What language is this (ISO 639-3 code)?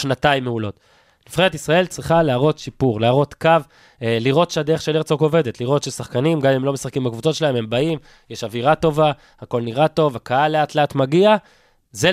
heb